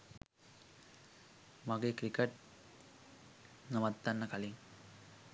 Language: Sinhala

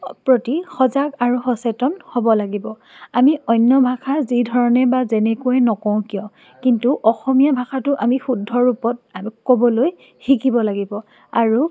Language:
Assamese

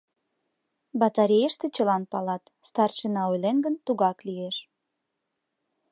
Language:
Mari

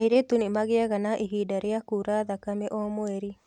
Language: Kikuyu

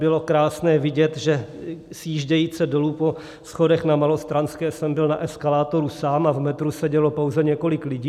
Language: Czech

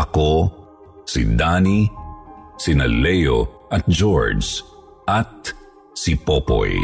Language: Filipino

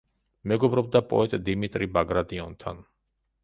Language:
Georgian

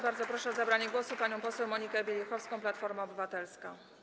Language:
Polish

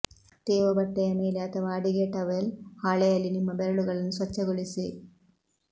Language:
Kannada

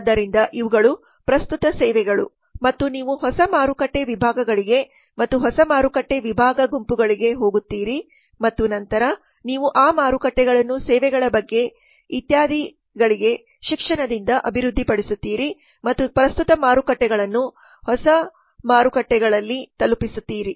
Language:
Kannada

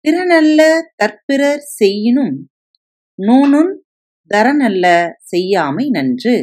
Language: Tamil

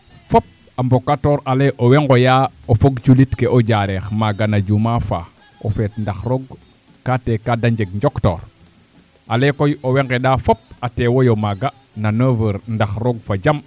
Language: Serer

